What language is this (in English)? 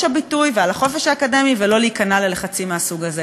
Hebrew